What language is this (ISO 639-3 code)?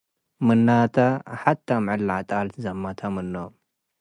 tig